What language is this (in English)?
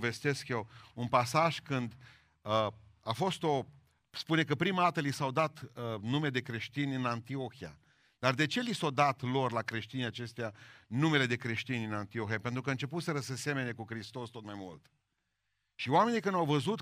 Romanian